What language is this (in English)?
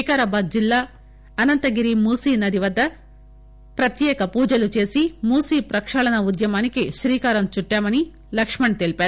Telugu